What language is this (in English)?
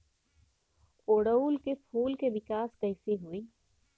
Bhojpuri